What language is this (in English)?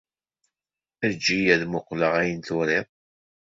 Kabyle